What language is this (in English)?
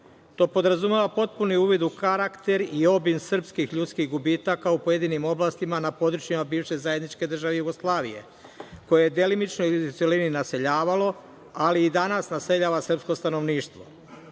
Serbian